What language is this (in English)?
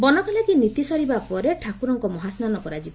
Odia